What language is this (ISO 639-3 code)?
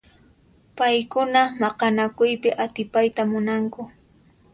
qxp